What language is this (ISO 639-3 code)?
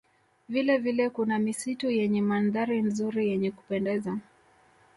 swa